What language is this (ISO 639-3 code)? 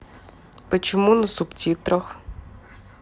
rus